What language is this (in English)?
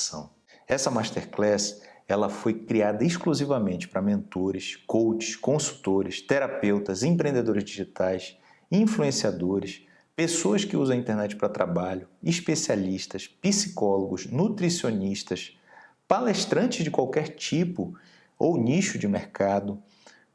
Portuguese